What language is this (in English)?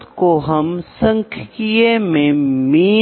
Hindi